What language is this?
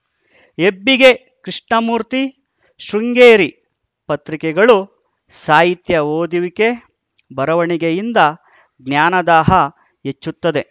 Kannada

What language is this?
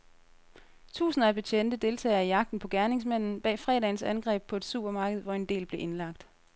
Danish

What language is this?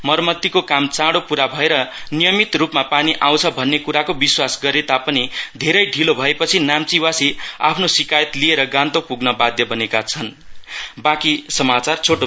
Nepali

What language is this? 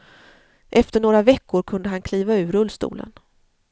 Swedish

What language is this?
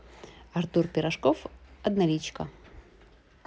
Russian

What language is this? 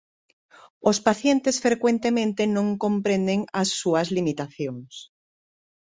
Galician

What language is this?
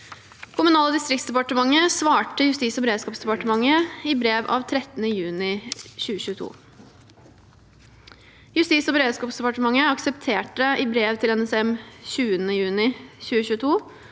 Norwegian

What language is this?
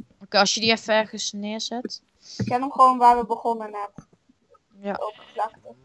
Dutch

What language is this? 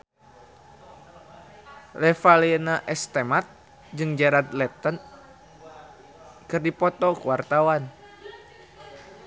Sundanese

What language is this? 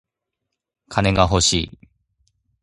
Japanese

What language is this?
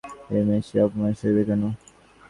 Bangla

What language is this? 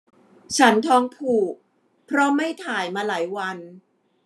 Thai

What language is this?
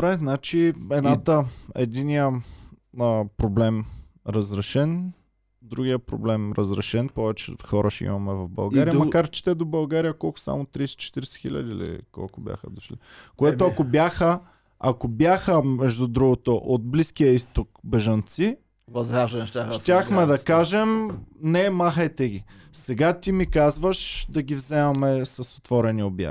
Bulgarian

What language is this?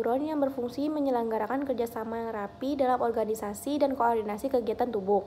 Indonesian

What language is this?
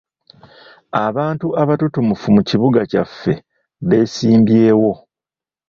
Ganda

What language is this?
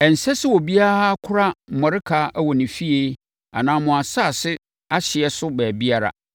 Akan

